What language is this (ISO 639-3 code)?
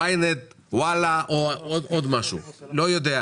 heb